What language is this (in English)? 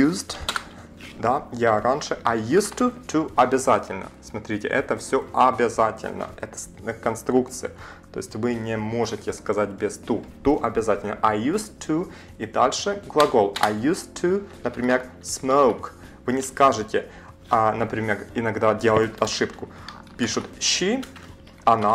Russian